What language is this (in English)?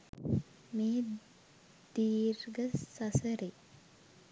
Sinhala